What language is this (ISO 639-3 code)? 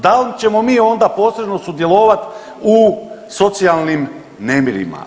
hrv